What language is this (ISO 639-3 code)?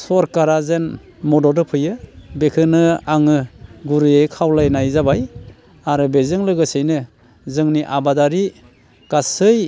brx